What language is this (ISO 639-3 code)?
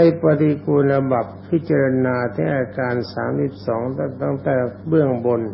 tha